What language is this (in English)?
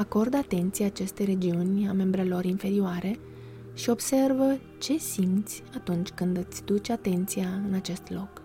Romanian